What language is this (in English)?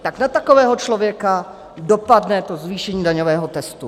Czech